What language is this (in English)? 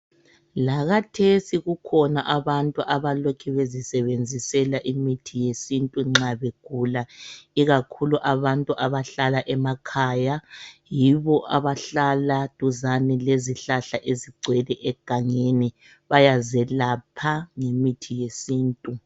North Ndebele